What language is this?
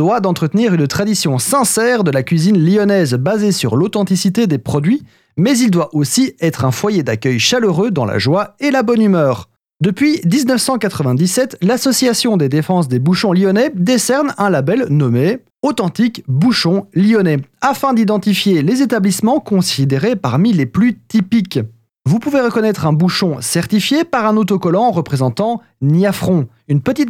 French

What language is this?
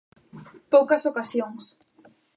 Galician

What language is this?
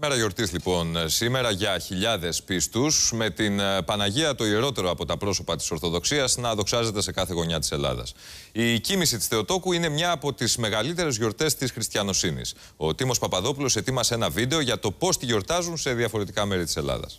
Greek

